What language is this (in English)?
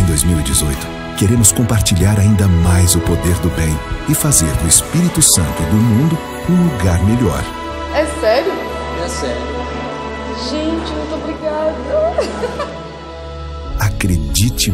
Portuguese